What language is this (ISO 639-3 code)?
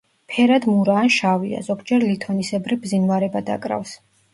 kat